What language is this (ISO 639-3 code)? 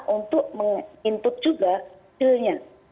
ind